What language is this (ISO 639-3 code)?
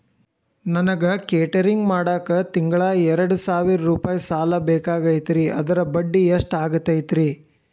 kan